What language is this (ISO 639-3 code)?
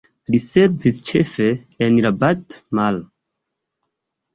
epo